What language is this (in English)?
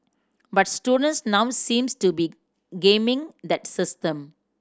English